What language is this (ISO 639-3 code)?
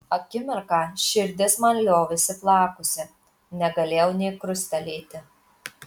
lit